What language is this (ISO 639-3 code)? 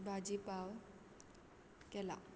kok